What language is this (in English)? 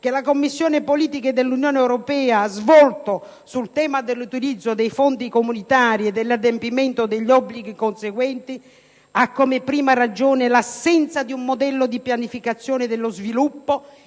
Italian